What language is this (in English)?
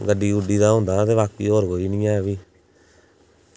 Dogri